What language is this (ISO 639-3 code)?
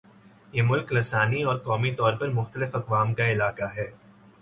urd